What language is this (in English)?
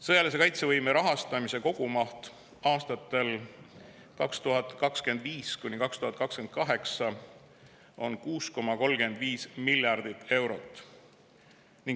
Estonian